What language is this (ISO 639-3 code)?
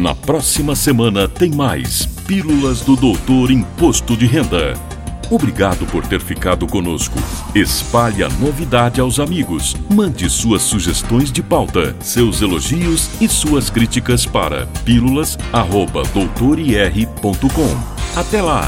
por